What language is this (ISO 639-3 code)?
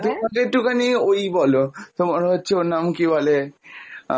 ben